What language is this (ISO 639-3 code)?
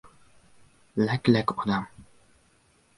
uzb